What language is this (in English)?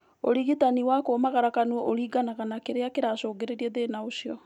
Kikuyu